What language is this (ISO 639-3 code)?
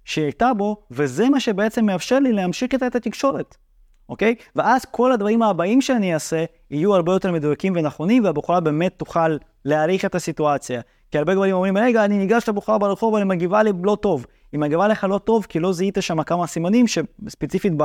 heb